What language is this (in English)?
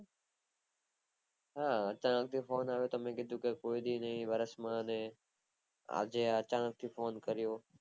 Gujarati